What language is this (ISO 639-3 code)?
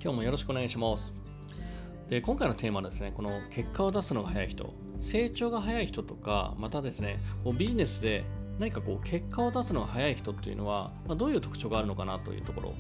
jpn